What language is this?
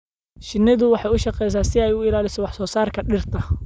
Somali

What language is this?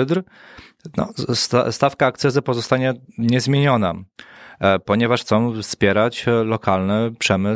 Polish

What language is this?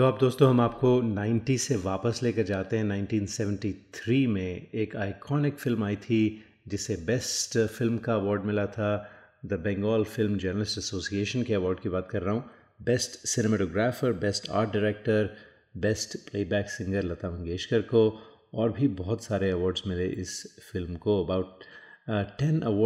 Hindi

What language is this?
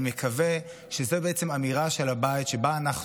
Hebrew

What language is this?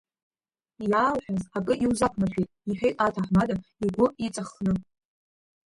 Abkhazian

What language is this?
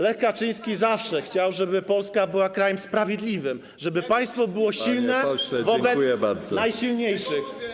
Polish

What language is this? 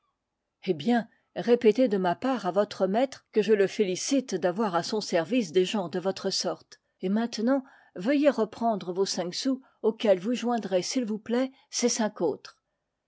French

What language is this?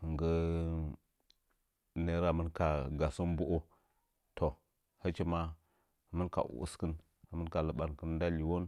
Nzanyi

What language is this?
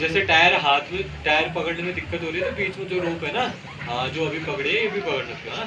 Hindi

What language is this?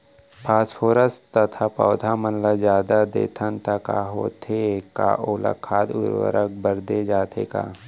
Chhattisgarhi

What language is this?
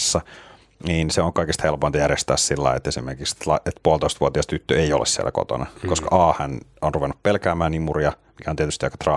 Finnish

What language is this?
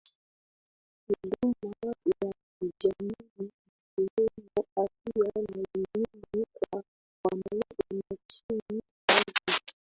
Swahili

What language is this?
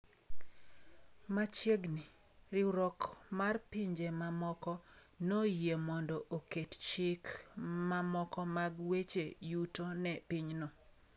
Luo (Kenya and Tanzania)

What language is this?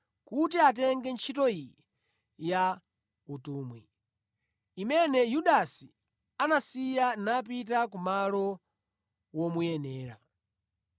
Nyanja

